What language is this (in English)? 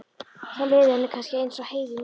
Icelandic